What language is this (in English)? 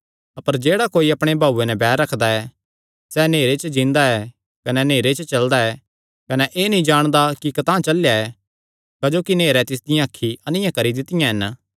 Kangri